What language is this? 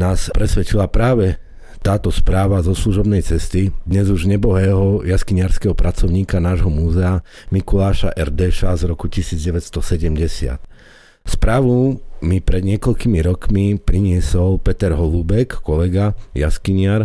Slovak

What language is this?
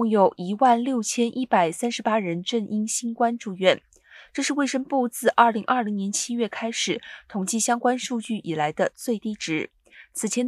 Chinese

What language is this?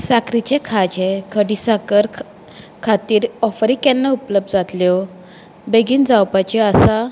Konkani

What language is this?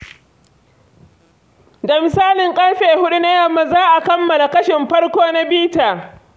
Hausa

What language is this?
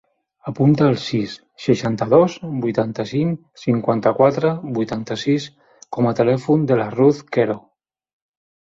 Catalan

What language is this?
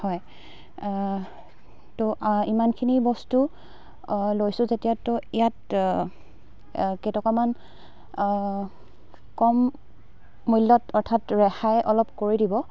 Assamese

